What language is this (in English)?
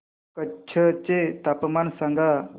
Marathi